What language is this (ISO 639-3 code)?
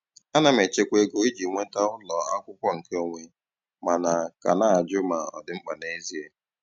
ibo